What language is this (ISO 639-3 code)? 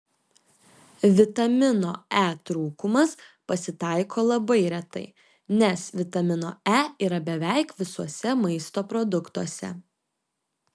lit